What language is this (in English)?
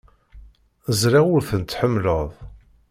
Kabyle